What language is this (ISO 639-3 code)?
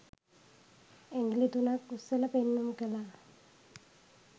sin